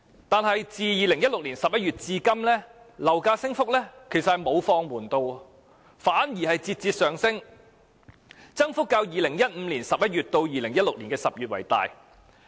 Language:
Cantonese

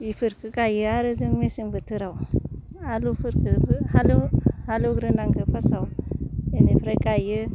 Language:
Bodo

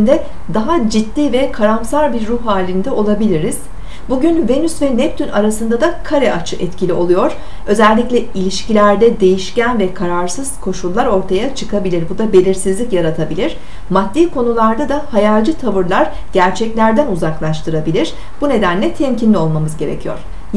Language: Turkish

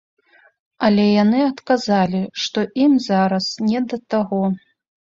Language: Belarusian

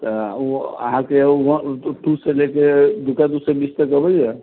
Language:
Maithili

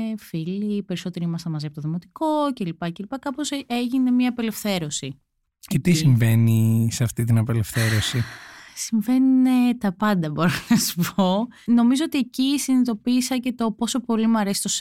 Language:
Greek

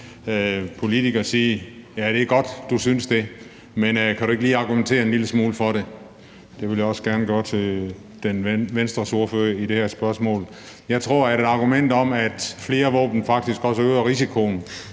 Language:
Danish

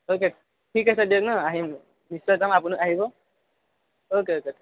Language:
Assamese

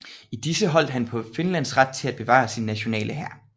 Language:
Danish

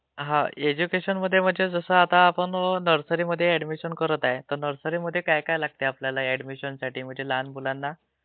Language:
Marathi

